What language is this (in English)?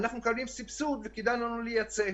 Hebrew